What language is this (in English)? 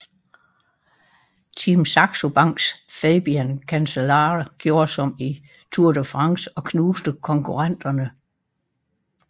Danish